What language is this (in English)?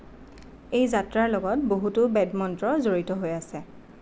Assamese